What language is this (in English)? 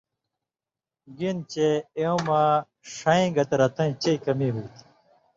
Indus Kohistani